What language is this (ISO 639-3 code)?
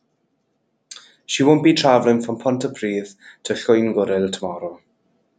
eng